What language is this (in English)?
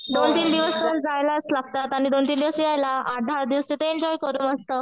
Marathi